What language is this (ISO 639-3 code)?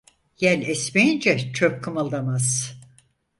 tur